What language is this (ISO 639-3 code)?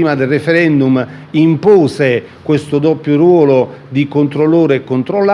ita